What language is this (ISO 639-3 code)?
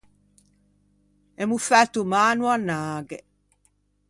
lij